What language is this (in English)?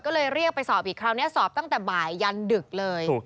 Thai